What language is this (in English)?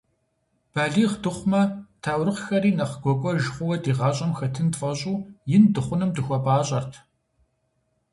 Kabardian